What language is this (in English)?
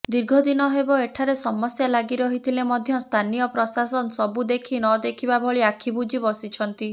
Odia